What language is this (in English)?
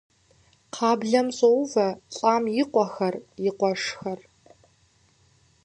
Kabardian